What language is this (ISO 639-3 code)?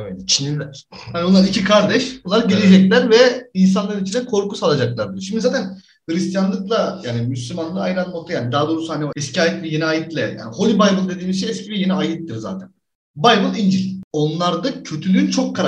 tur